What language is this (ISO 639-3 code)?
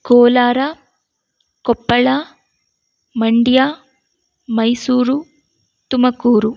kan